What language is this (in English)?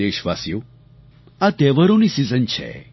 Gujarati